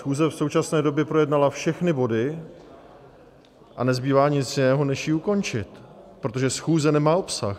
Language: Czech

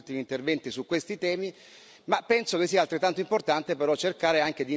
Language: Italian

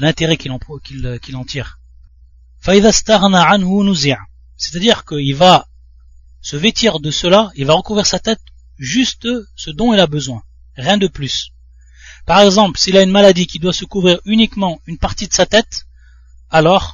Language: French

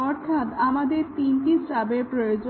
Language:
Bangla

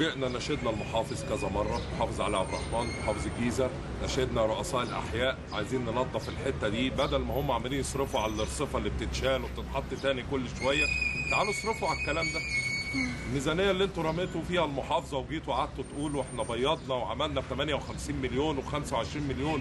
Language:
Arabic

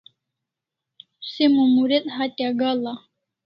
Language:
Kalasha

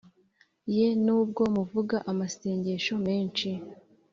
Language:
Kinyarwanda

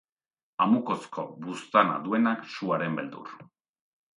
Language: Basque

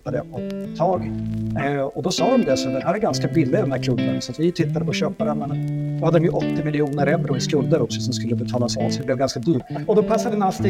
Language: Swedish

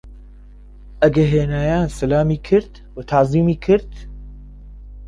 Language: Central Kurdish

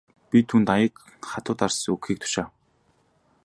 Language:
Mongolian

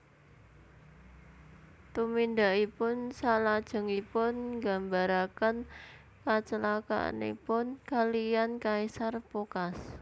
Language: Javanese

